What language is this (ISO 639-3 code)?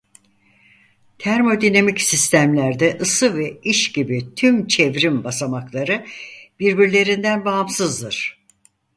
tur